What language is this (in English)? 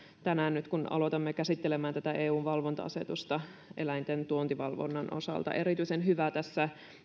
Finnish